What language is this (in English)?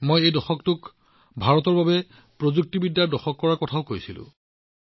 Assamese